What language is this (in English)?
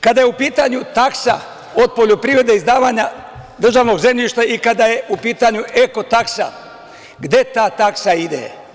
Serbian